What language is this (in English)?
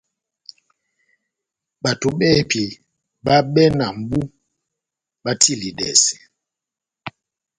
Batanga